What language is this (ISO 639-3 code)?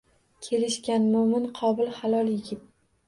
uzb